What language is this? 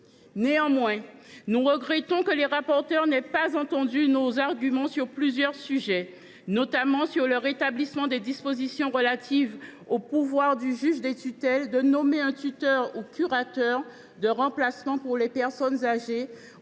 French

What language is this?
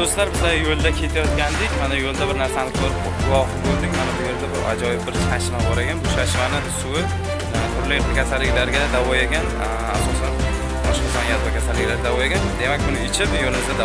Turkish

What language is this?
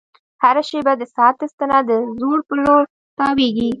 Pashto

